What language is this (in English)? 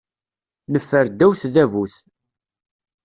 Kabyle